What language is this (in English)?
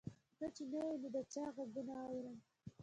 Pashto